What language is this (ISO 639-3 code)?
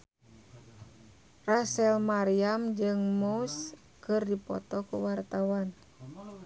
sun